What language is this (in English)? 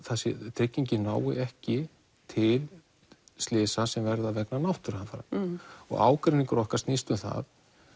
Icelandic